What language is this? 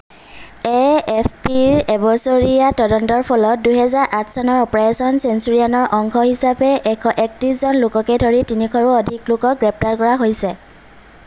Assamese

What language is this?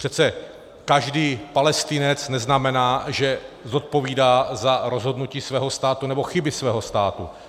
Czech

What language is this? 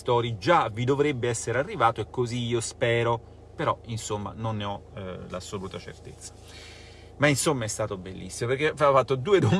Italian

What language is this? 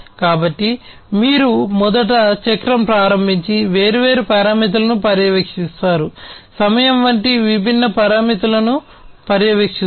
Telugu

